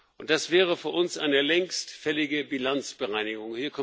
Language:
German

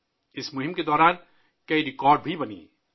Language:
Urdu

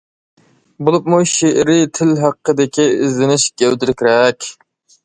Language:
Uyghur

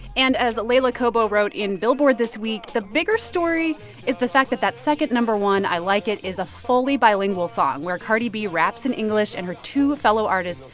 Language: English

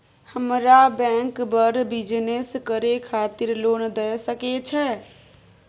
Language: Maithili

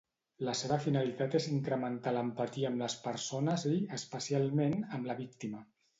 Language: Catalan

